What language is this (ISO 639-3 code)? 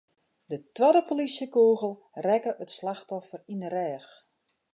fry